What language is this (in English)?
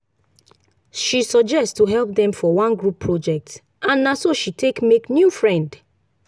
Nigerian Pidgin